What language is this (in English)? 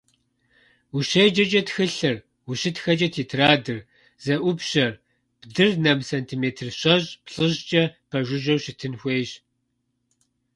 Kabardian